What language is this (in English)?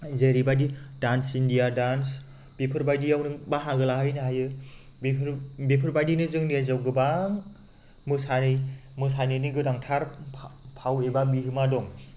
Bodo